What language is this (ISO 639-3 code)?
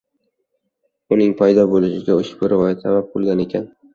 uzb